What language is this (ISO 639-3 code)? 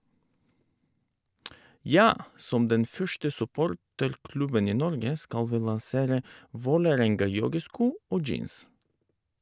nor